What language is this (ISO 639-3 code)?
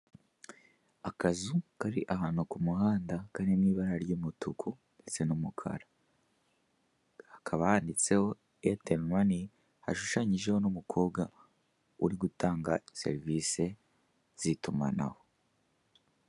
kin